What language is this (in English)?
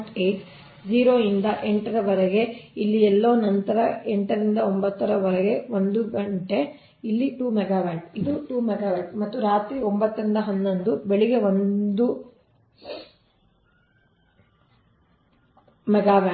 Kannada